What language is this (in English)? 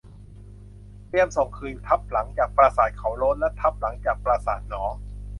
Thai